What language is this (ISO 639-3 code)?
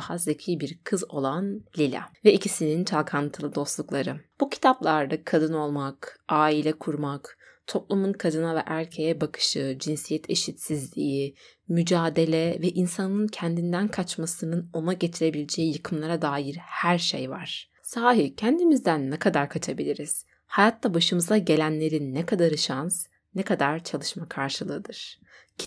tur